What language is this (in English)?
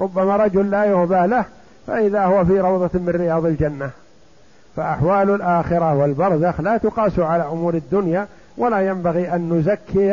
Arabic